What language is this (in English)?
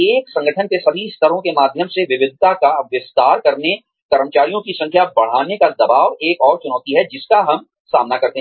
Hindi